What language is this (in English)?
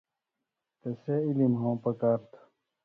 Indus Kohistani